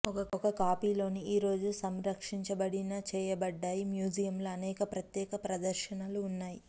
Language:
Telugu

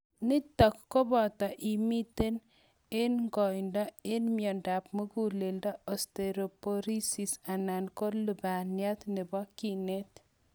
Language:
Kalenjin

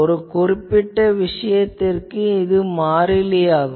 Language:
Tamil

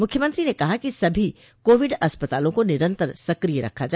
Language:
Hindi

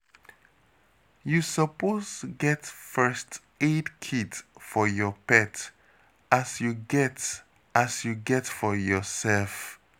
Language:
Nigerian Pidgin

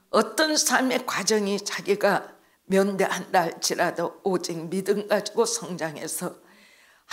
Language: Korean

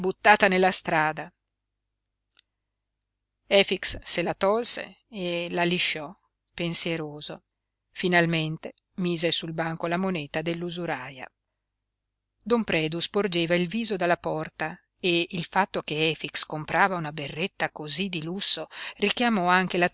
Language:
Italian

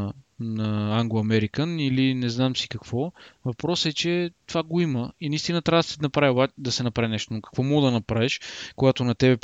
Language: Bulgarian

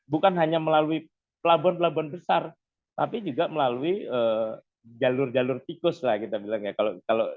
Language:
Indonesian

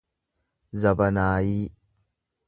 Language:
Oromo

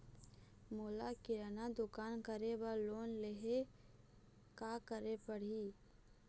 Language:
Chhattisgarhi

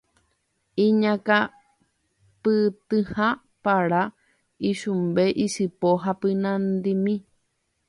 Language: Guarani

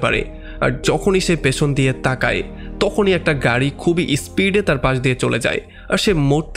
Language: Bangla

